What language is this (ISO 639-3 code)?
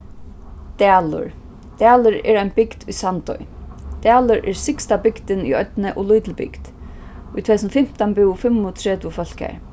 fao